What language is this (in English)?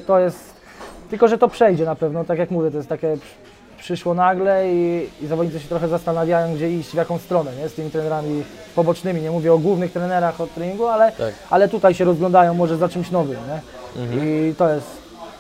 Polish